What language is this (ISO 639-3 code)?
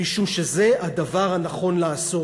heb